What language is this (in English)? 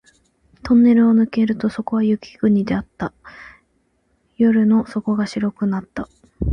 Japanese